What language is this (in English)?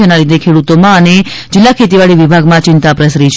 Gujarati